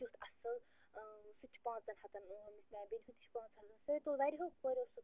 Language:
Kashmiri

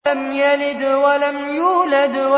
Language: Arabic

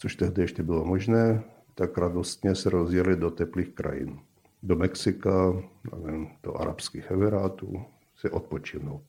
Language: Czech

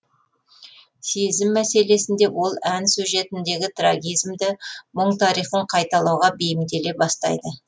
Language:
Kazakh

